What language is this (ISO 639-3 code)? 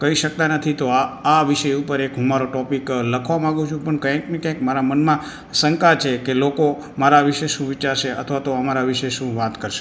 guj